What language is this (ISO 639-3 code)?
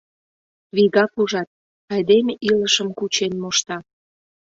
chm